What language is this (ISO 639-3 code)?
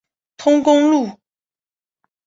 zho